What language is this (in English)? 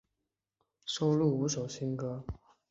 Chinese